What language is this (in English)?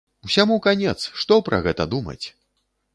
Belarusian